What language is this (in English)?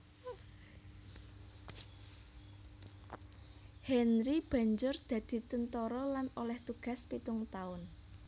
Javanese